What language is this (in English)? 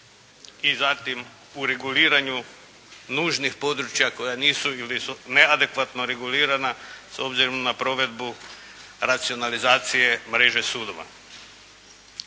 Croatian